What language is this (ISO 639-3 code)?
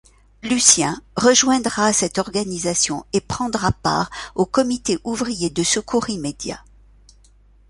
fra